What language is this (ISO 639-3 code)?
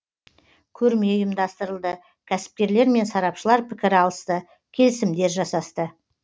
kaz